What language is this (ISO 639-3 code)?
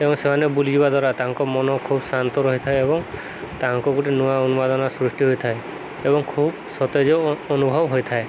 ori